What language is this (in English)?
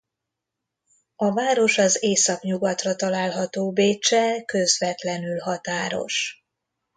Hungarian